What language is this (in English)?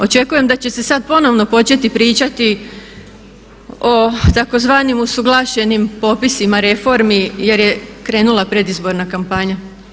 Croatian